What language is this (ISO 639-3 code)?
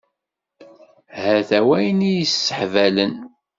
kab